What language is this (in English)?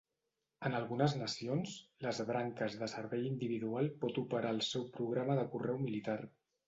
Catalan